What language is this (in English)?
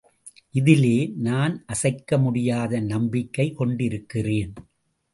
Tamil